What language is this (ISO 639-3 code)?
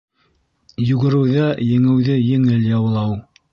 bak